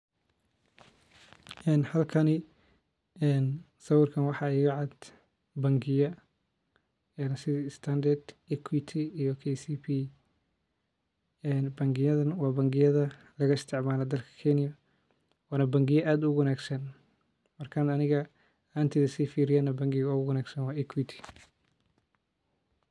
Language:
Somali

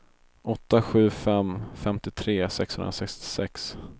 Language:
Swedish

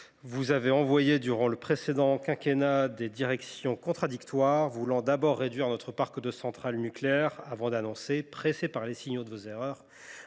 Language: French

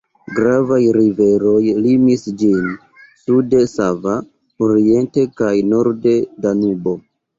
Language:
Esperanto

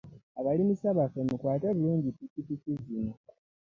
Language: Ganda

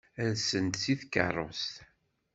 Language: Kabyle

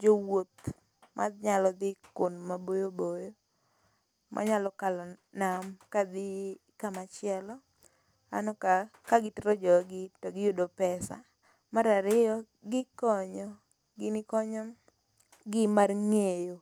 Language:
Luo (Kenya and Tanzania)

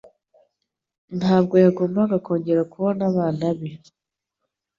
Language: Kinyarwanda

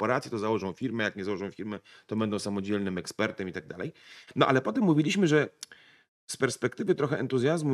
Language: Polish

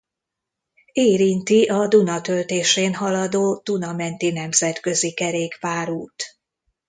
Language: Hungarian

